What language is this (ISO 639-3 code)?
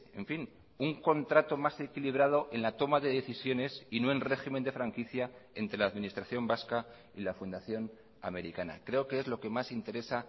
spa